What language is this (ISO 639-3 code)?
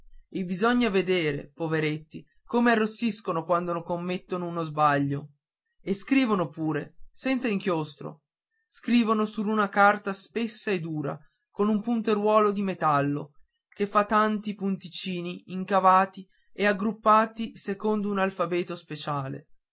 ita